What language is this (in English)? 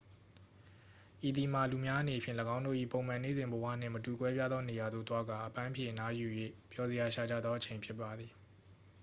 Burmese